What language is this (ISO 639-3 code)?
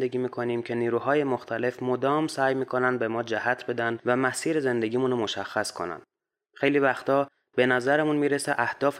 fas